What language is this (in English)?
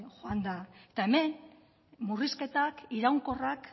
Basque